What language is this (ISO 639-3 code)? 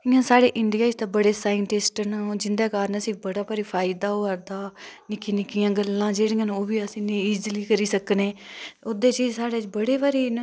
doi